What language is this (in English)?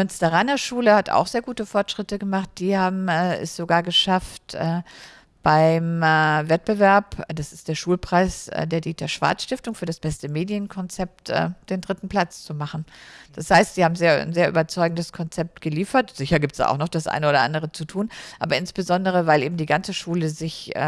German